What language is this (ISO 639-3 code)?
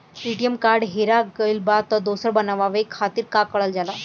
bho